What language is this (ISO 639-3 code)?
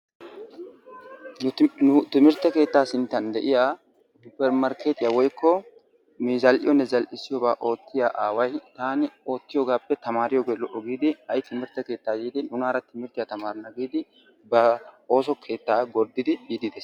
wal